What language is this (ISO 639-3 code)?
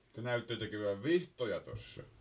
fin